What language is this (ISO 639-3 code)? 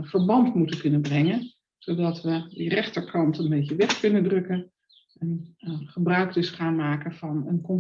nld